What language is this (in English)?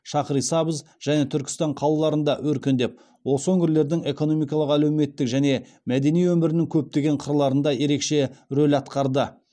Kazakh